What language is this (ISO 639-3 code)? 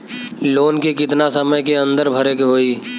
bho